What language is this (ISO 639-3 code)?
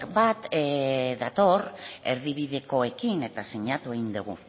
eus